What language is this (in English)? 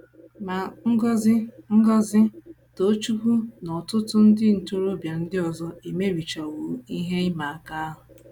Igbo